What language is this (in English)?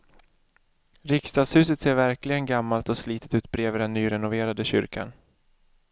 Swedish